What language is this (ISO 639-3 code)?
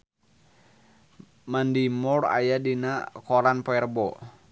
sun